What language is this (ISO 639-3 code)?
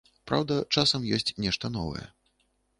bel